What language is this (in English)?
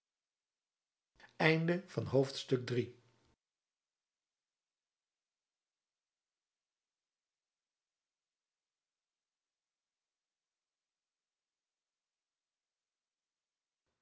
Dutch